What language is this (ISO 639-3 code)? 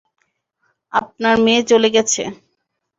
ben